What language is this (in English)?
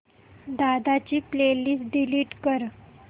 Marathi